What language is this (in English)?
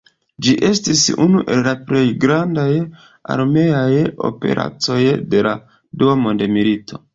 Esperanto